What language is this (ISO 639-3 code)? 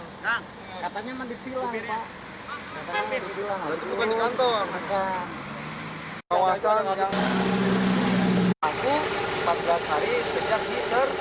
ind